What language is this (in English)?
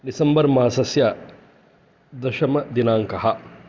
Sanskrit